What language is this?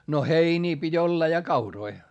Finnish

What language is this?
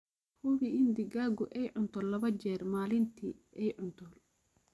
Somali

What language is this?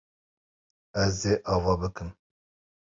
Kurdish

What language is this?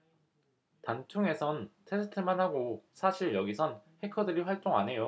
Korean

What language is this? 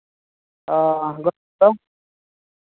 Santali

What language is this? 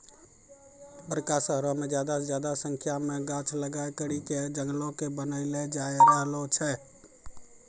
Maithili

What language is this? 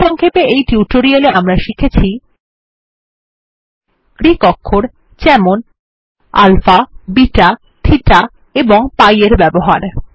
Bangla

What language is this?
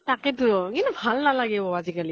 Assamese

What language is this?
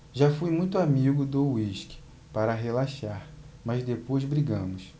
Portuguese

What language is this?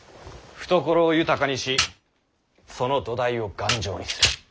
Japanese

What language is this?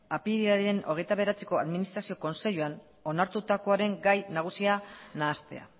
Basque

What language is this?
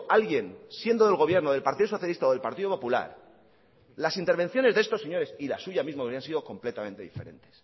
Spanish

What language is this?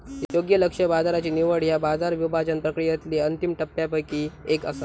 Marathi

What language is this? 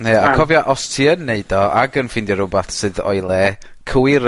Welsh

